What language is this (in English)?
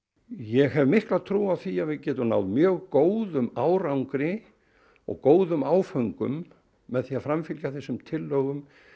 Icelandic